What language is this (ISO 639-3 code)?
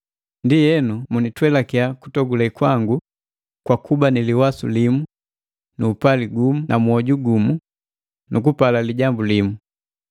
mgv